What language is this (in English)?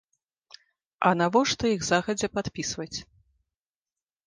Belarusian